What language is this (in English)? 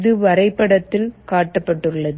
Tamil